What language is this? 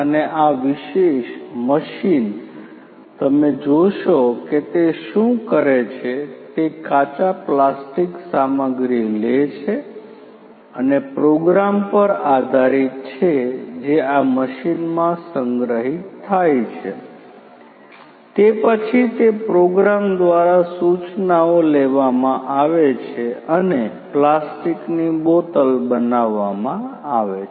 Gujarati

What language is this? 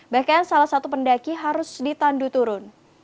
Indonesian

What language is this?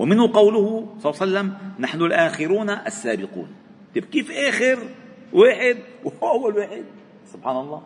Arabic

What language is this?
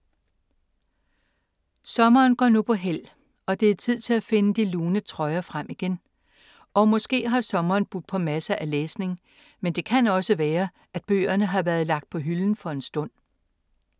Danish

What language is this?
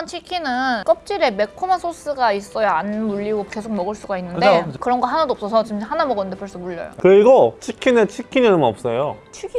Korean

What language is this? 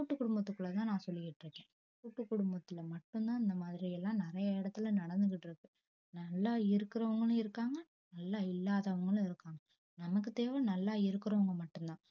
Tamil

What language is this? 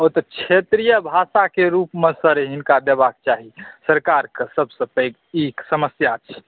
Maithili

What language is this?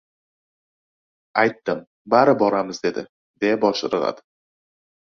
Uzbek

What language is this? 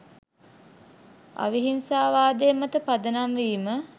Sinhala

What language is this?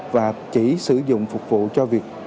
Vietnamese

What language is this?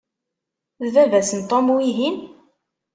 Kabyle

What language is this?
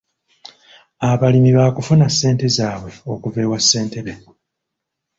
Ganda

